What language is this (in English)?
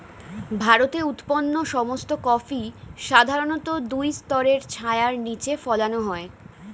Bangla